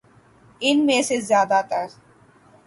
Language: Urdu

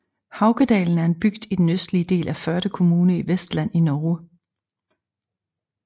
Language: Danish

